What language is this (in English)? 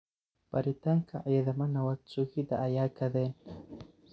Somali